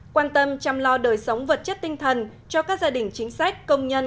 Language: Vietnamese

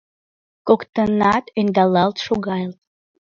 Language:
Mari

